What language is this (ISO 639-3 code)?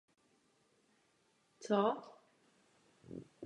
ces